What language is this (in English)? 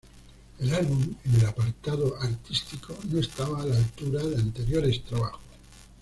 Spanish